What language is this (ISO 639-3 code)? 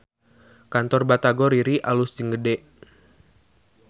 sun